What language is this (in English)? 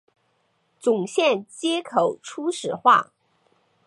Chinese